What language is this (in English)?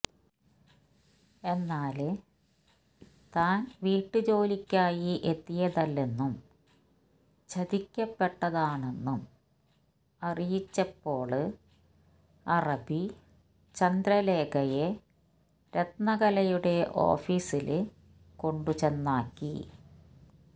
Malayalam